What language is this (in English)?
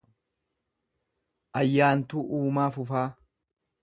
Oromo